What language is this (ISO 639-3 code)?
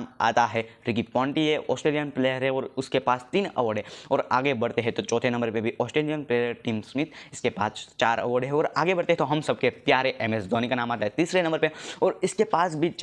hin